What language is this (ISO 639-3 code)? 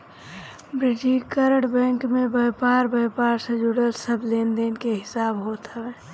bho